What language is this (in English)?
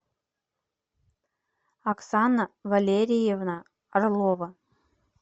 Russian